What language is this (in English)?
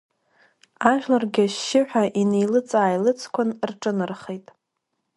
Abkhazian